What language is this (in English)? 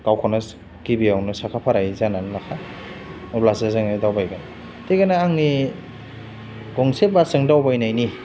Bodo